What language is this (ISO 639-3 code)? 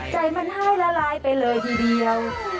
tha